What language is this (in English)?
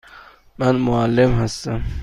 Persian